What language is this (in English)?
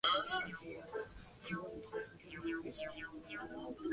Chinese